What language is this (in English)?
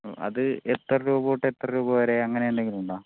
Malayalam